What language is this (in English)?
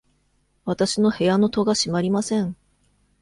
Japanese